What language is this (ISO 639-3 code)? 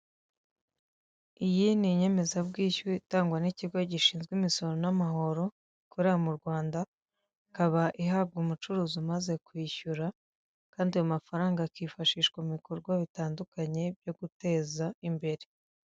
kin